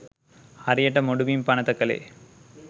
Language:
Sinhala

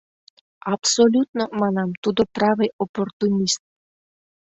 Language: Mari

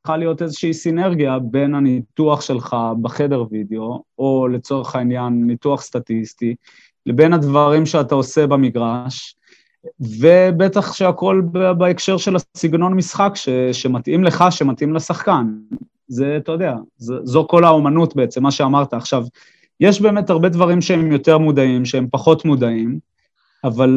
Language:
Hebrew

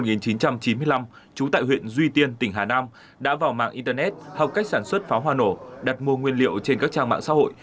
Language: Vietnamese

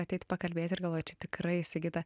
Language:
Lithuanian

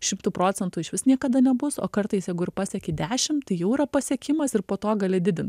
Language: Lithuanian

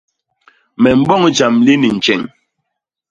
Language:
Basaa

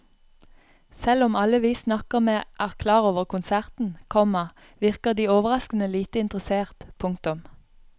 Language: Norwegian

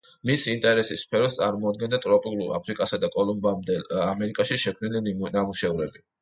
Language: Georgian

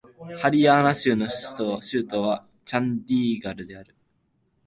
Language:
Japanese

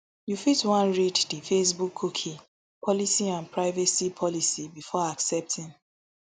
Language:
Nigerian Pidgin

